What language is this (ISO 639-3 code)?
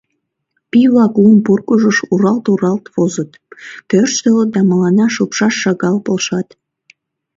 chm